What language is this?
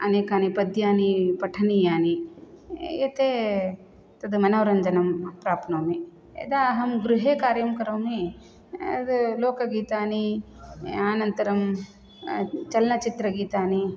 Sanskrit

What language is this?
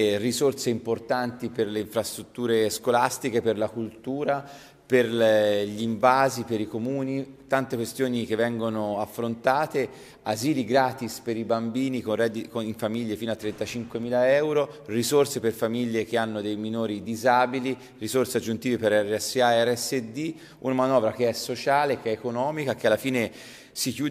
Italian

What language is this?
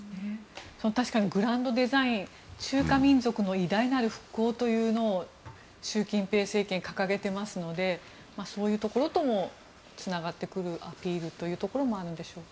Japanese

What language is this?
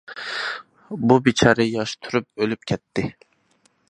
Uyghur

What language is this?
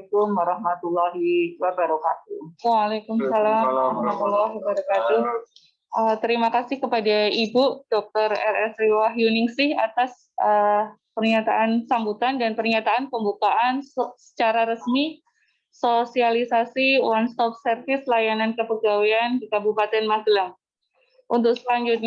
Indonesian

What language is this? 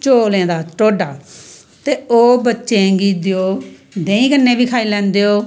Dogri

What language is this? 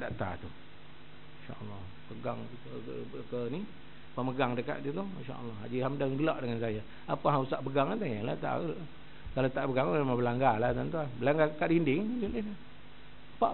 Malay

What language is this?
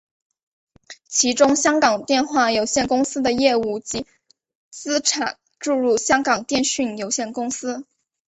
Chinese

